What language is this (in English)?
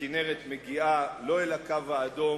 Hebrew